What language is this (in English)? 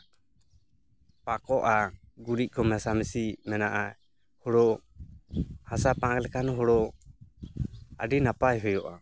Santali